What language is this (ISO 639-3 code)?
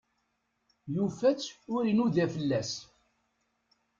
kab